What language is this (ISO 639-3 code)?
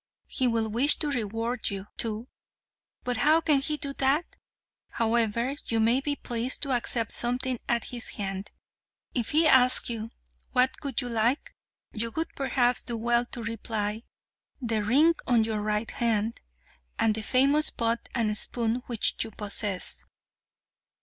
eng